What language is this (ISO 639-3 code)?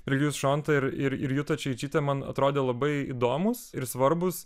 lit